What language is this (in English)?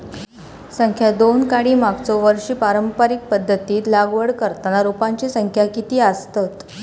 Marathi